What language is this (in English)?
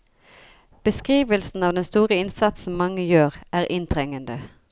Norwegian